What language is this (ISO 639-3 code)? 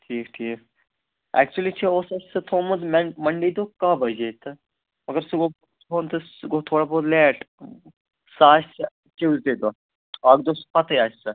kas